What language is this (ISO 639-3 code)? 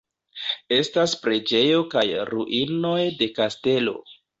epo